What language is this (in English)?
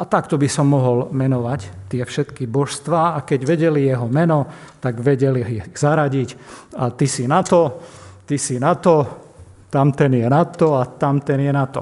Slovak